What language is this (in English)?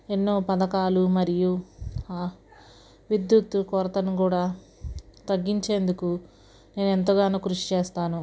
Telugu